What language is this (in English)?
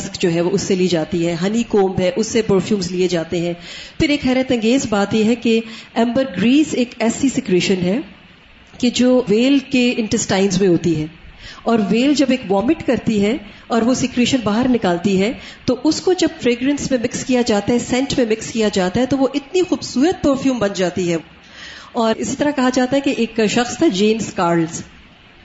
Urdu